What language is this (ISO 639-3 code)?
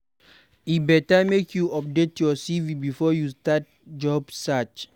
pcm